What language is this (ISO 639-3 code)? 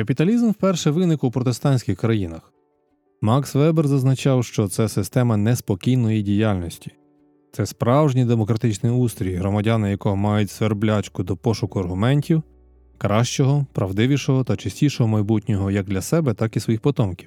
ukr